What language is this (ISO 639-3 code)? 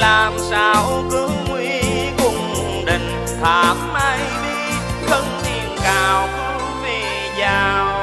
tha